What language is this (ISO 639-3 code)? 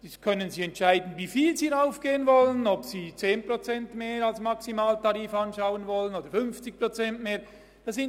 gsw